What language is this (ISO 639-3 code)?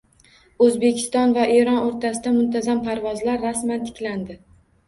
uzb